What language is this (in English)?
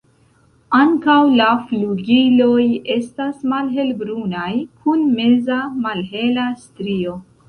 Esperanto